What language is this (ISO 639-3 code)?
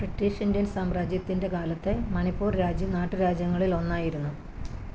mal